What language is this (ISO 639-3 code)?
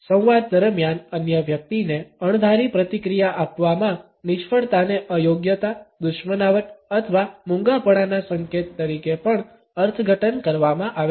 guj